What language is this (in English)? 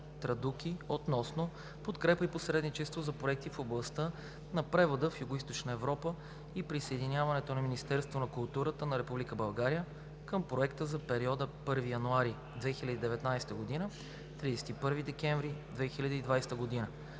Bulgarian